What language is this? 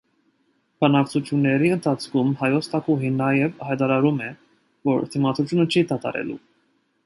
Armenian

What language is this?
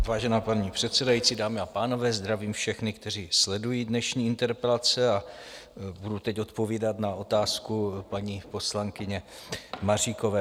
Czech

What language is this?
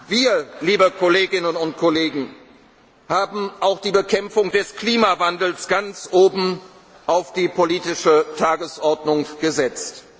German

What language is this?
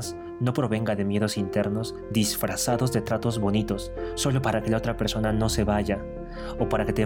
Spanish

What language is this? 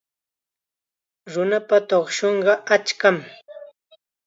Chiquián Ancash Quechua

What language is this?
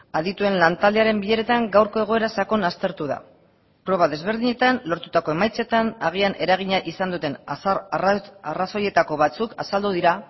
Basque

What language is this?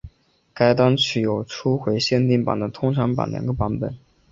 Chinese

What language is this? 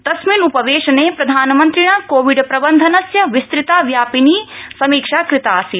Sanskrit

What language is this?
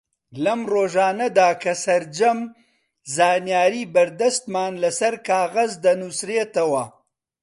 Central Kurdish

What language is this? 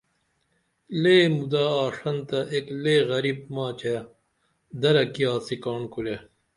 Dameli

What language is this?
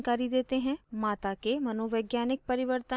Hindi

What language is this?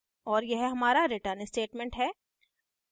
Hindi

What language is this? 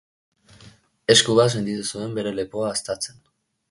Basque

